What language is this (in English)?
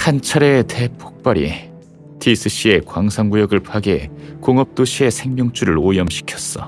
Korean